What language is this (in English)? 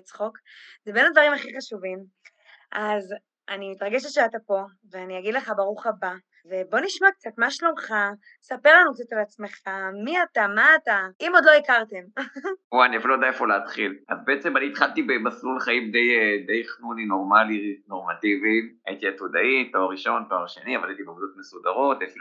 Hebrew